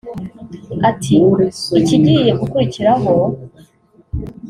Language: Kinyarwanda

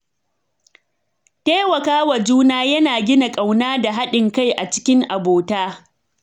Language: Hausa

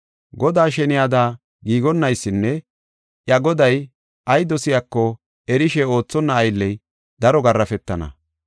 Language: Gofa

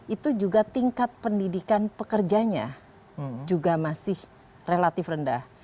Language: Indonesian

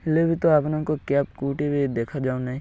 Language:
Odia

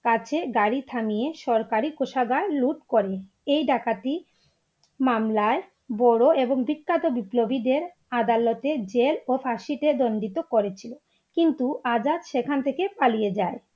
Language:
Bangla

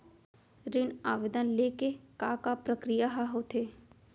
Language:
Chhattisgarhi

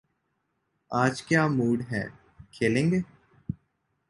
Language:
Urdu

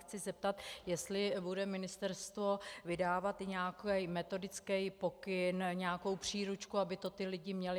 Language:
Czech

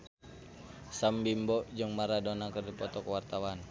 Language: Sundanese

